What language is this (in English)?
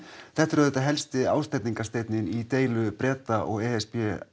Icelandic